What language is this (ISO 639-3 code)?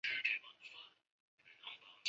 zho